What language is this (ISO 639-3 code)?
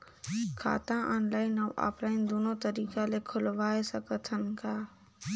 hne